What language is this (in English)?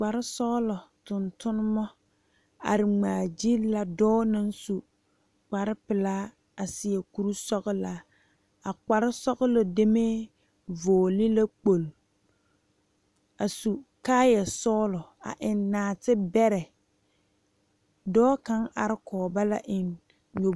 Southern Dagaare